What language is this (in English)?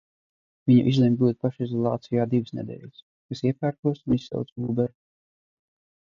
Latvian